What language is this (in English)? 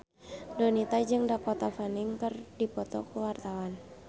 Sundanese